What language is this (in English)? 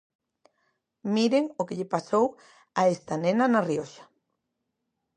Galician